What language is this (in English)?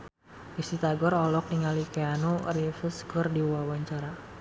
Sundanese